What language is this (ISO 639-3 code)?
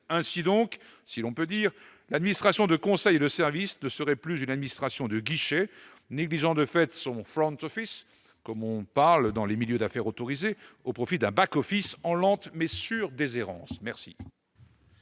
fra